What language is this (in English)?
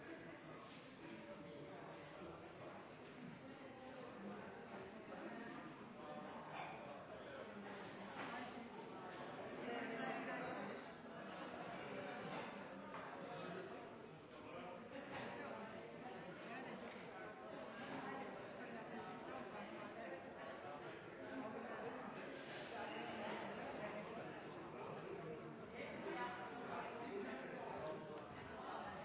Norwegian Bokmål